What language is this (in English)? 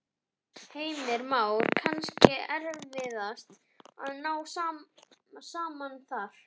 Icelandic